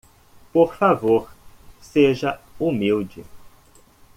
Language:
Portuguese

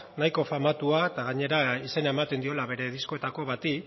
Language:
Basque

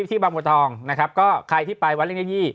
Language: Thai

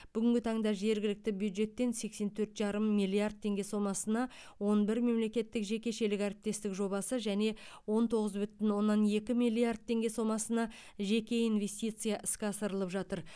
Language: Kazakh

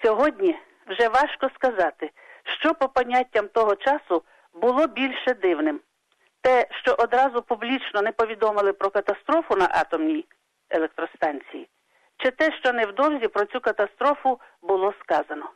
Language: Ukrainian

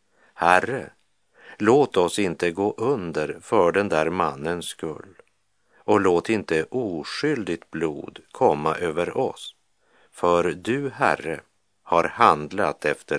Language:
Swedish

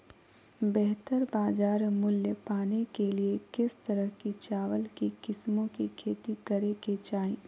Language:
Magahi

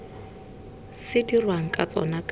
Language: Tswana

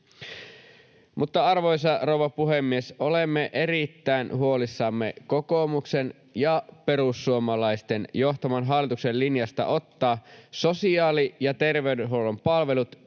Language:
Finnish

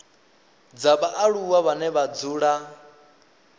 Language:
Venda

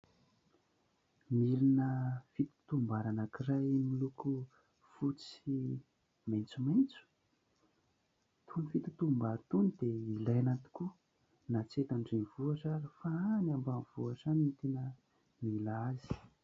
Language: Malagasy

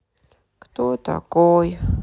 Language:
Russian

